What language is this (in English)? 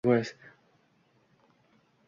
Uzbek